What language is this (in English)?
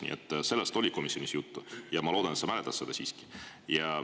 Estonian